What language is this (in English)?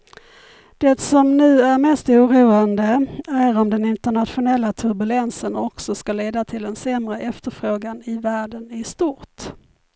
Swedish